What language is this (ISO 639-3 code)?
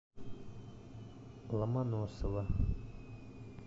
rus